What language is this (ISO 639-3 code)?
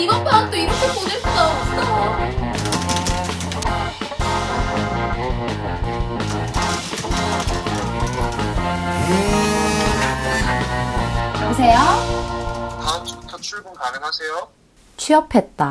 kor